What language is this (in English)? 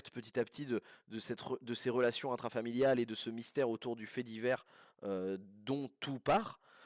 French